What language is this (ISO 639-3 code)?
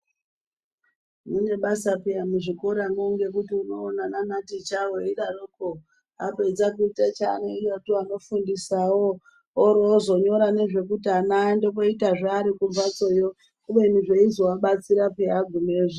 ndc